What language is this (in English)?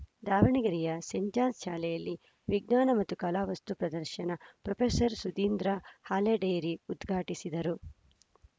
Kannada